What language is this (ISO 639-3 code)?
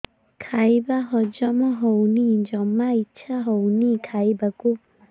ori